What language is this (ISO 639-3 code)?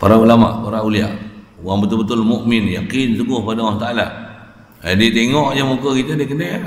msa